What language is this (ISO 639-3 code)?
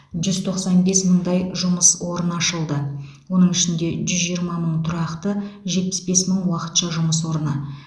kaz